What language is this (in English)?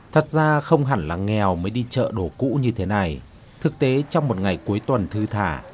Vietnamese